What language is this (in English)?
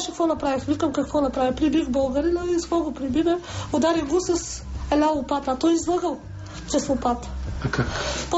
Bulgarian